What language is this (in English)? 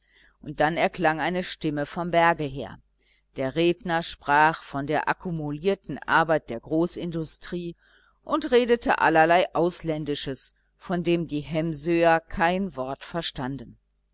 German